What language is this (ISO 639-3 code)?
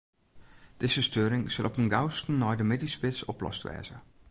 fry